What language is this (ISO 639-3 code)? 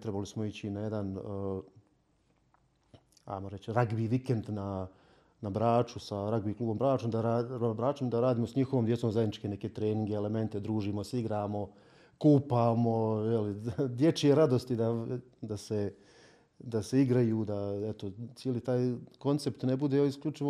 hrv